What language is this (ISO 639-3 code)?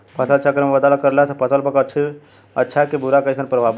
bho